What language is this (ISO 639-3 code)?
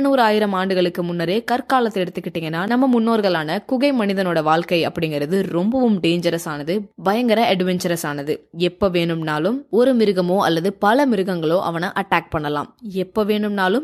tam